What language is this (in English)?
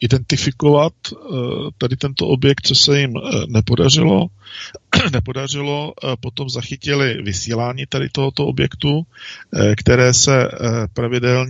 Czech